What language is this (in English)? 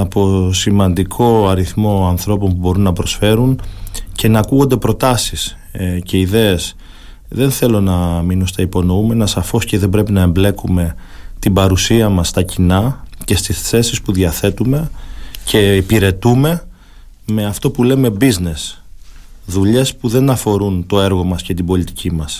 Greek